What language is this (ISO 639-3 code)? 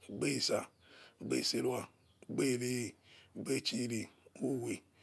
ets